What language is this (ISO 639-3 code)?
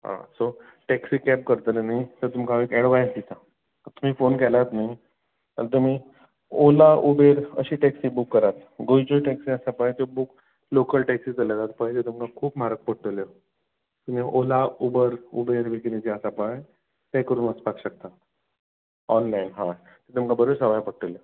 kok